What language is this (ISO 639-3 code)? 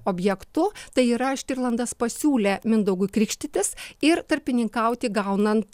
lit